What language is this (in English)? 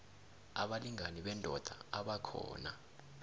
South Ndebele